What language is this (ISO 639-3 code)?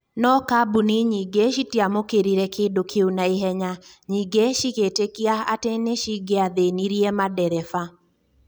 kik